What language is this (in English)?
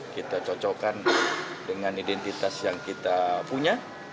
Indonesian